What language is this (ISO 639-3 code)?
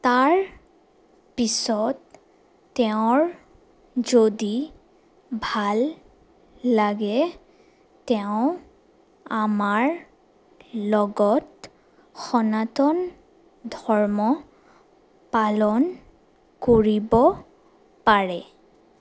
asm